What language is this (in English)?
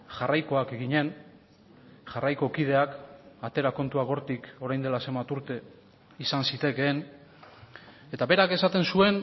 Basque